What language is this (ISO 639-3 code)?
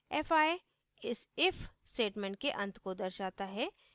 hin